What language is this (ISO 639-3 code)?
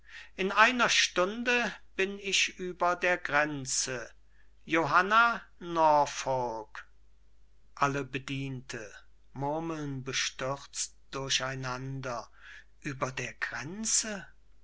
deu